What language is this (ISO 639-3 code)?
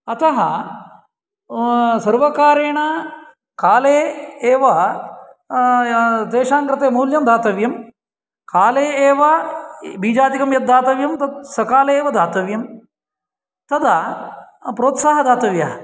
san